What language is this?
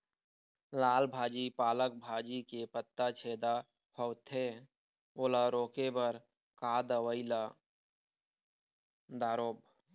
Chhattisgarhi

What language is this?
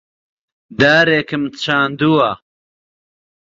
Central Kurdish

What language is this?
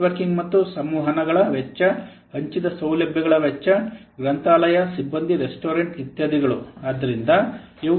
Kannada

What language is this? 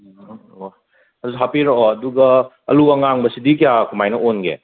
Manipuri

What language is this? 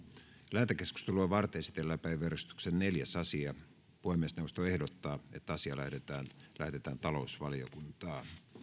Finnish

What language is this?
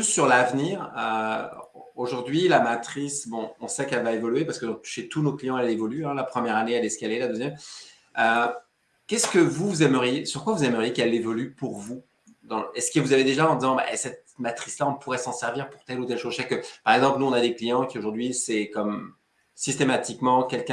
French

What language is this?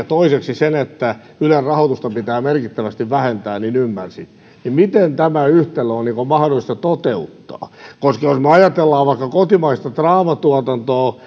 Finnish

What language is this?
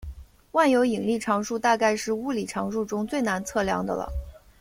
Chinese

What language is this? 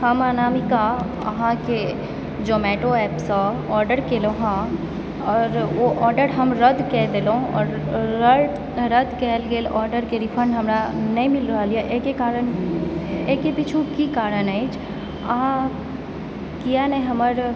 Maithili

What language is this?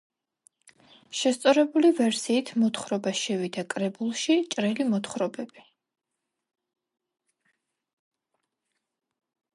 Georgian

